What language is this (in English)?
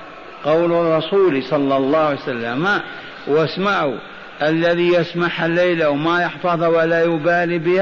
Arabic